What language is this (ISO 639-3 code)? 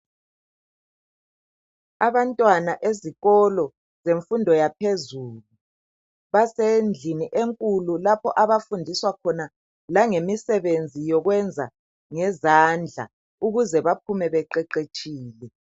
nde